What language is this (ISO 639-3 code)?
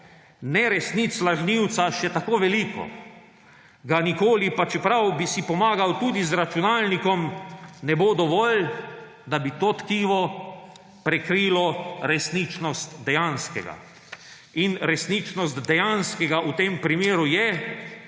slv